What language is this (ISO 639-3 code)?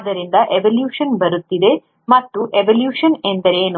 kan